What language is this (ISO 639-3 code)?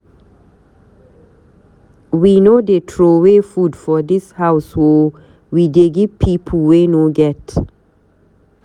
pcm